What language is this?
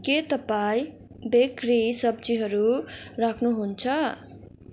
Nepali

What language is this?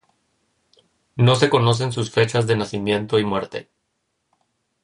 Spanish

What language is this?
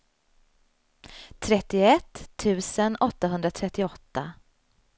Swedish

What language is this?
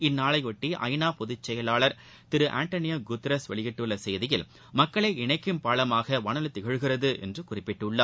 Tamil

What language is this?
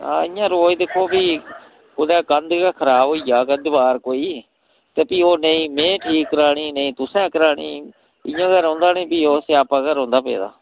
Dogri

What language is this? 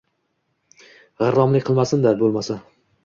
Uzbek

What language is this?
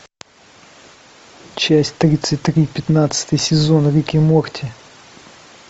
Russian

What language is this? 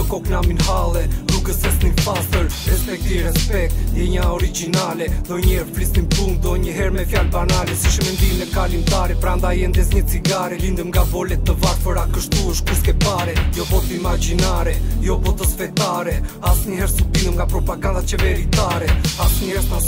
Romanian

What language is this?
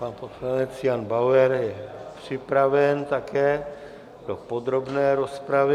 Czech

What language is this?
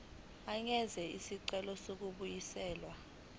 Zulu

